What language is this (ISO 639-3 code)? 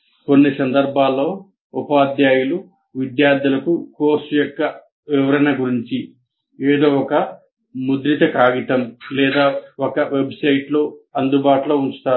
tel